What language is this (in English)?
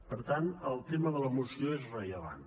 Catalan